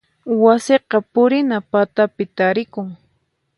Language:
Puno Quechua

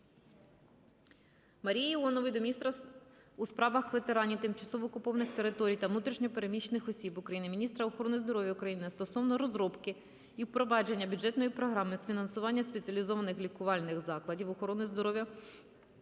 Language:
Ukrainian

